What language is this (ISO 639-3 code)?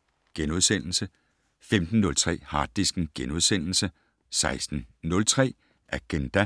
dan